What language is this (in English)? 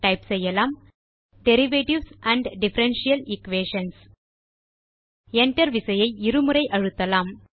Tamil